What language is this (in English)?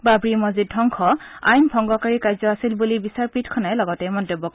Assamese